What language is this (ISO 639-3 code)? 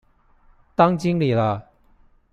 zho